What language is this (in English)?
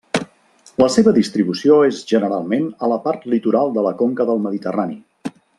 Catalan